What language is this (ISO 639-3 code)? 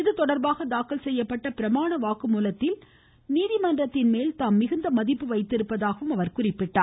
tam